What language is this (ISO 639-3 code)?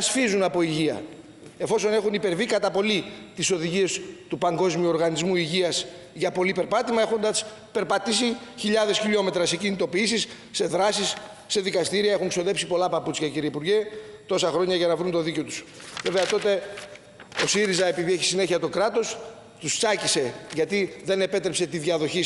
ell